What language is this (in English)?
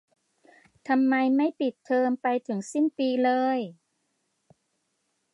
Thai